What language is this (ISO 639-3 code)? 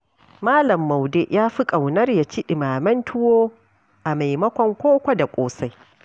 hau